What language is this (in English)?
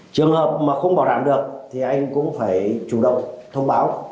Vietnamese